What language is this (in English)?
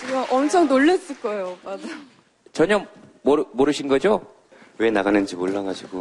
Korean